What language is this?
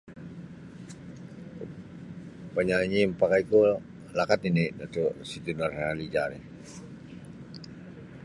Sabah Bisaya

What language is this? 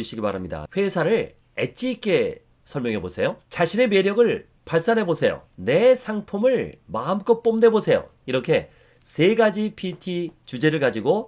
Korean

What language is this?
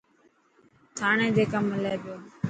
Dhatki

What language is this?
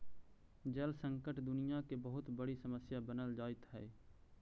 Magahi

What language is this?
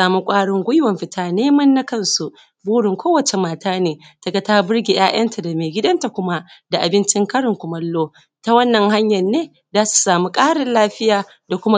Hausa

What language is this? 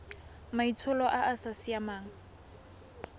Tswana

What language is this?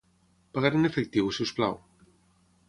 Catalan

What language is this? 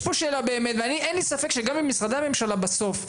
Hebrew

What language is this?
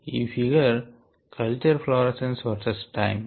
Telugu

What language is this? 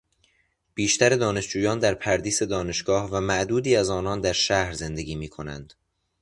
Persian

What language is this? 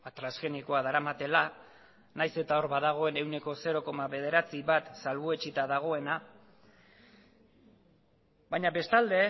Basque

